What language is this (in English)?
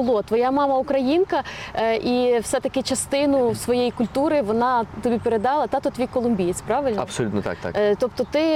Ukrainian